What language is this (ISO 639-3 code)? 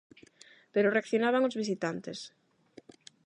glg